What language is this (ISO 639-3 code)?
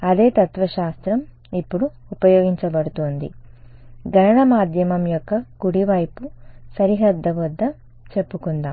tel